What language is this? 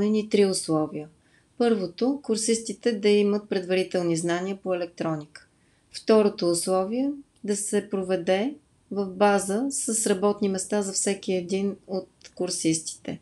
Bulgarian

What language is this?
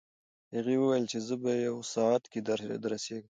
Pashto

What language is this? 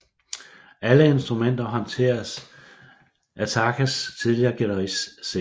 Danish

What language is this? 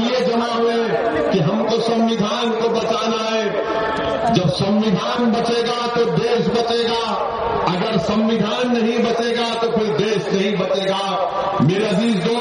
Urdu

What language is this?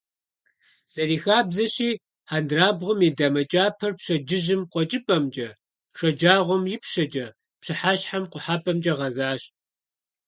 Kabardian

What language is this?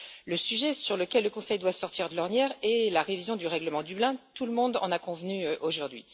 French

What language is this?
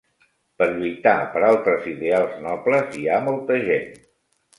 Catalan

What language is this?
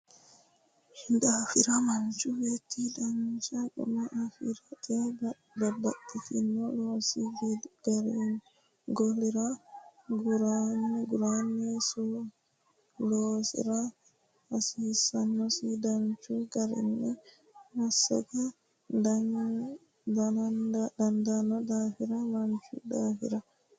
Sidamo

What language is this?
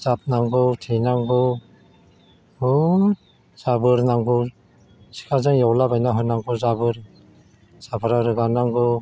Bodo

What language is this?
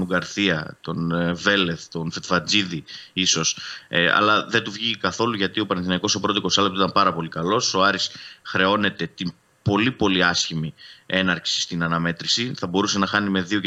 Greek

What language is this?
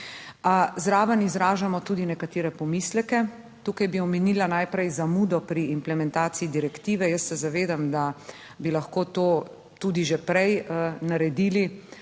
Slovenian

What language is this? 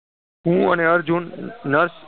Gujarati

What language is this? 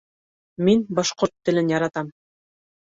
Bashkir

